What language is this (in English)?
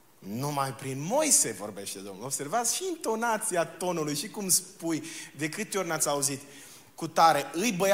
Romanian